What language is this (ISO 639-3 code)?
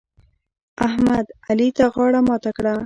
pus